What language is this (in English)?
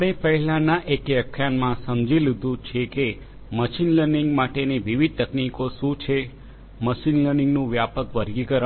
Gujarati